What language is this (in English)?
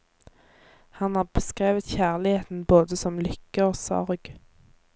Norwegian